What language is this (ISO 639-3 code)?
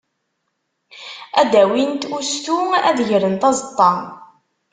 kab